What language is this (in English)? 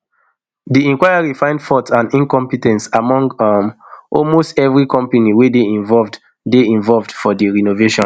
Nigerian Pidgin